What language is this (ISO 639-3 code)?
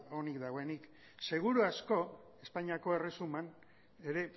eus